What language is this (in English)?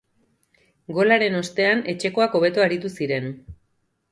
Basque